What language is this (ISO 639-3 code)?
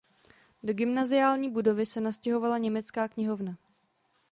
ces